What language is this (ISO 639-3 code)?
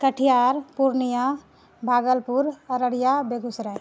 mai